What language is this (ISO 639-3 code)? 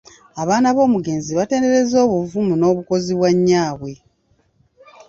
lug